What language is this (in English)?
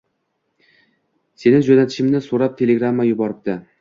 Uzbek